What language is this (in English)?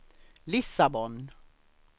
Swedish